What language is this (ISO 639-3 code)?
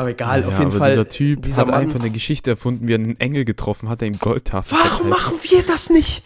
deu